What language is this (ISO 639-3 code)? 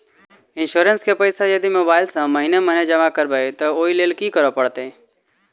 mai